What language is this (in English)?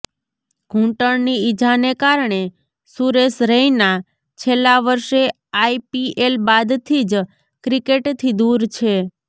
Gujarati